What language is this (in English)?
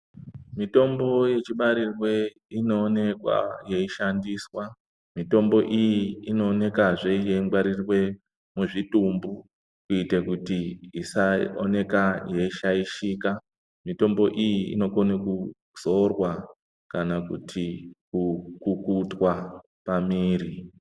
Ndau